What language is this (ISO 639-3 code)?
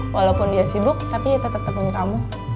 ind